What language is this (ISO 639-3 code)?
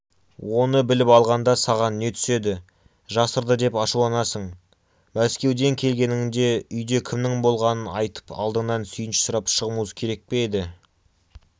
kaz